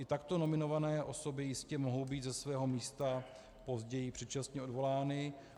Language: Czech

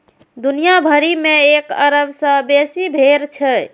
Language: Maithili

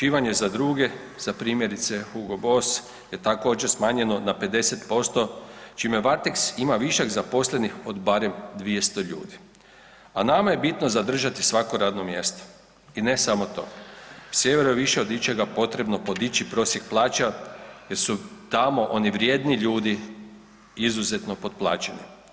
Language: Croatian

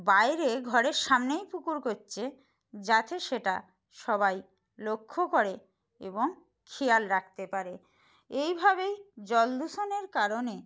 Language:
Bangla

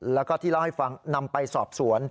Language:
Thai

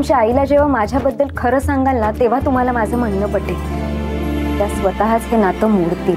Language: Hindi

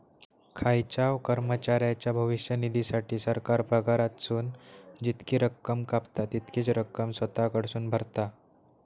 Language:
Marathi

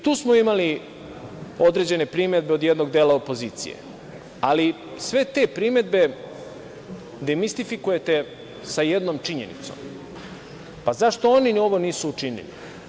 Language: Serbian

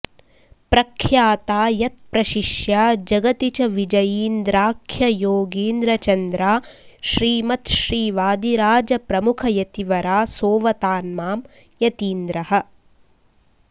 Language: Sanskrit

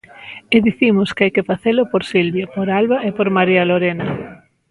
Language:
Galician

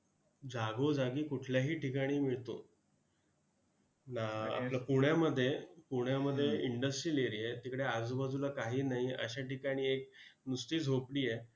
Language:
Marathi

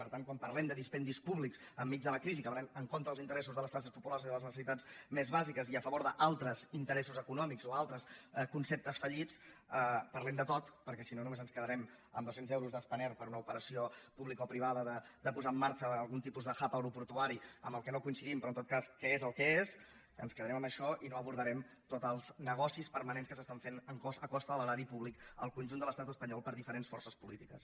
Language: Catalan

